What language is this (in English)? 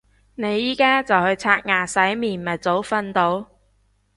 Cantonese